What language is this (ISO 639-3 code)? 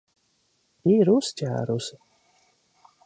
lav